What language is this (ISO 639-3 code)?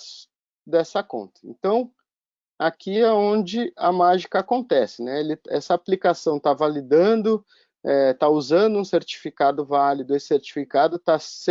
por